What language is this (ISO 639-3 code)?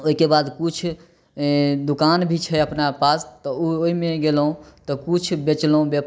mai